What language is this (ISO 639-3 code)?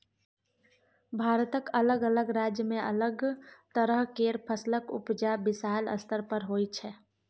mai